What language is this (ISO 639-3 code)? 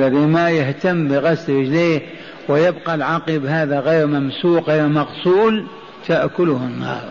ara